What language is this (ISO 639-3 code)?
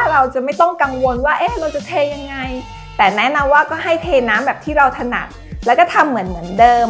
tha